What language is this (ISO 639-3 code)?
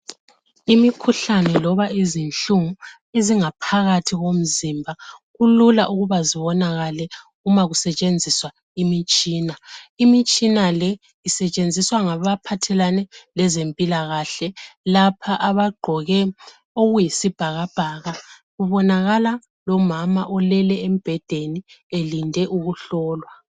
nde